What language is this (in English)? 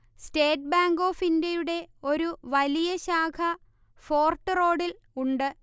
Malayalam